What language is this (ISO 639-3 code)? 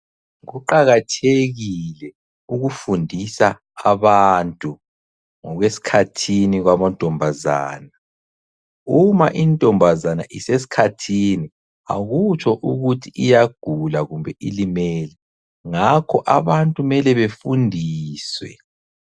nde